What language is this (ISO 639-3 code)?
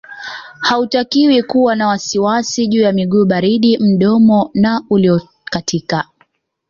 swa